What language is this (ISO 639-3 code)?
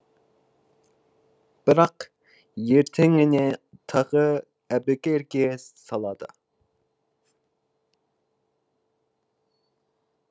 kaz